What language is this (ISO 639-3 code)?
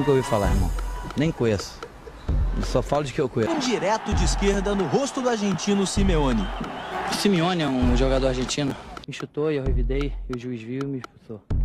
por